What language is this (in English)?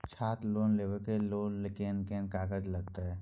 Maithili